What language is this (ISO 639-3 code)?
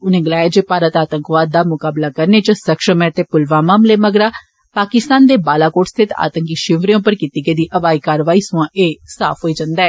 doi